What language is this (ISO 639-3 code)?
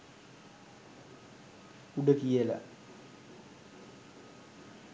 sin